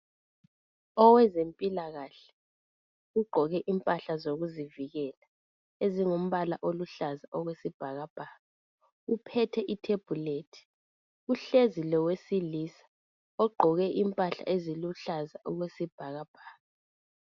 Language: North Ndebele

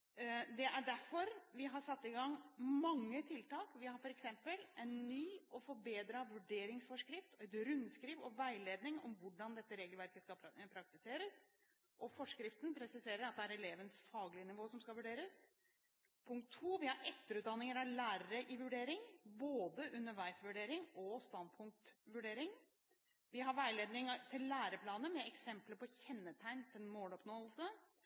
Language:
Norwegian Bokmål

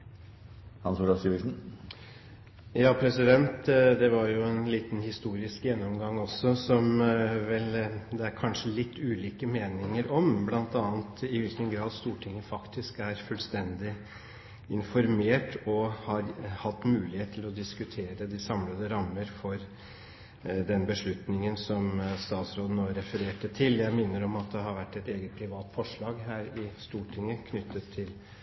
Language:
Norwegian Bokmål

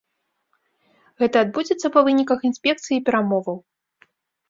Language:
Belarusian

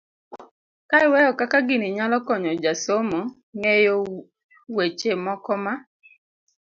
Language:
Luo (Kenya and Tanzania)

